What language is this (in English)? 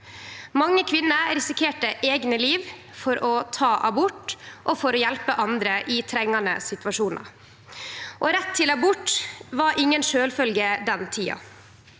Norwegian